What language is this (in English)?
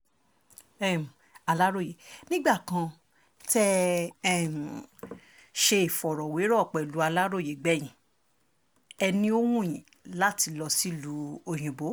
Yoruba